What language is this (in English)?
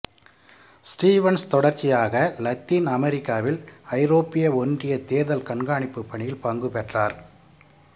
Tamil